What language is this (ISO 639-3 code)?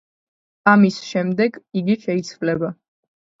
kat